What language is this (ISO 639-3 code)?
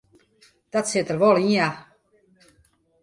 fry